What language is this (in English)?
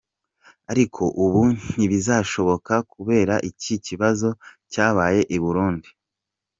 Kinyarwanda